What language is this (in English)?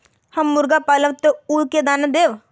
Magahi